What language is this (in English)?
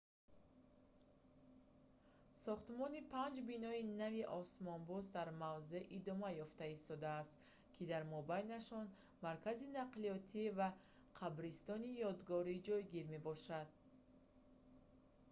Tajik